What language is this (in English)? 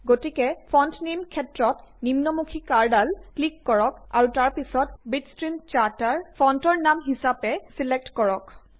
Assamese